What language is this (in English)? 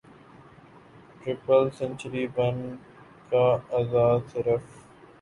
Urdu